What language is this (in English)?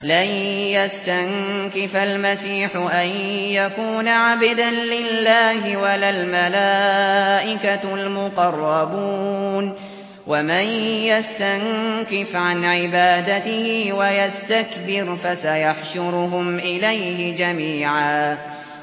Arabic